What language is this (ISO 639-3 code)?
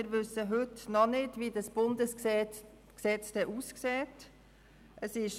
gsw